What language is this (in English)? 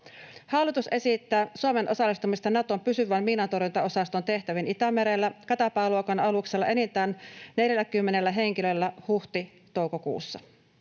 Finnish